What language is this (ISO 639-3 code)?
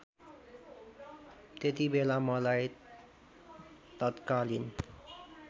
nep